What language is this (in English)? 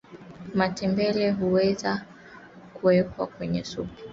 Swahili